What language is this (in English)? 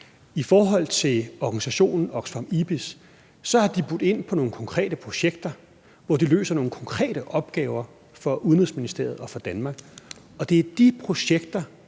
Danish